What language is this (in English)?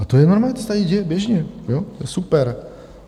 Czech